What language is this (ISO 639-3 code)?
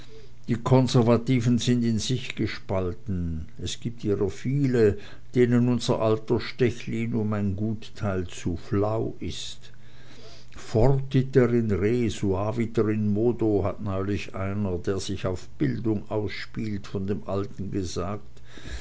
deu